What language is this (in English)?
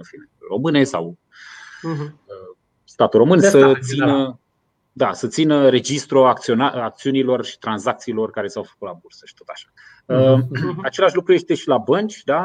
Romanian